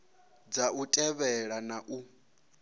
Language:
Venda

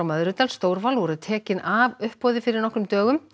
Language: Icelandic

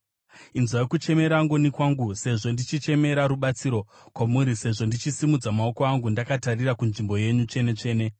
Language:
Shona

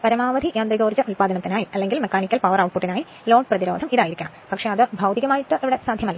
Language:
Malayalam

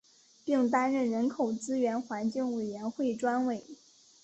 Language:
Chinese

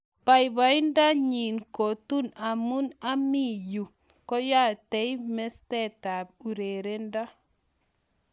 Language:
Kalenjin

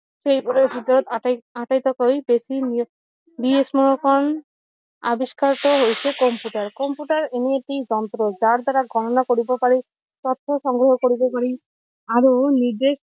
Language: Assamese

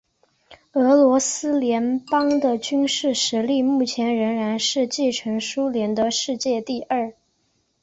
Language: Chinese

